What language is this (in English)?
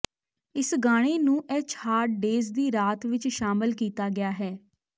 Punjabi